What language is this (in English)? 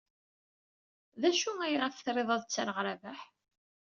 Kabyle